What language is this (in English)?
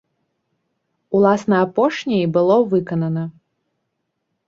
Belarusian